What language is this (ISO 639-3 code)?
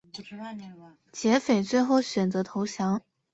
zho